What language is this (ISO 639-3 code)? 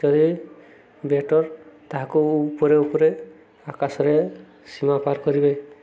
ori